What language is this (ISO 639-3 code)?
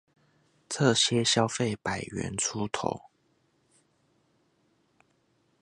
zho